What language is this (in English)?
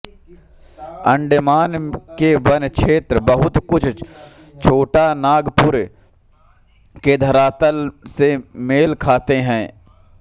Hindi